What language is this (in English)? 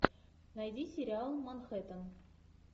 Russian